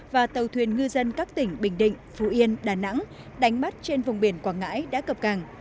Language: Vietnamese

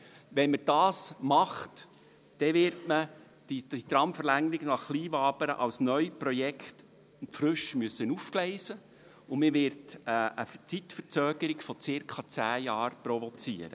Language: Swiss German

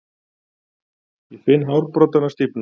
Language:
Icelandic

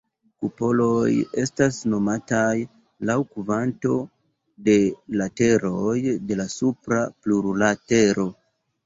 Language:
Esperanto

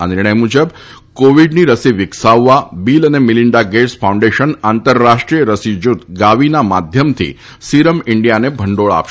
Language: Gujarati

